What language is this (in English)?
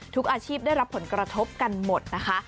Thai